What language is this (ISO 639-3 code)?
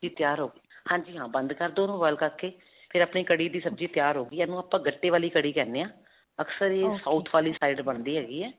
pan